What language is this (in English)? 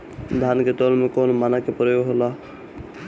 Bhojpuri